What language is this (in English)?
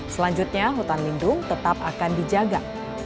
Indonesian